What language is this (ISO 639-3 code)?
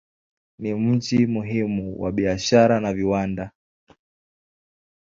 swa